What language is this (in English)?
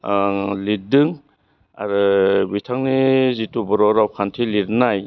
Bodo